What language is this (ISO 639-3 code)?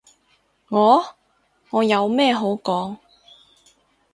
yue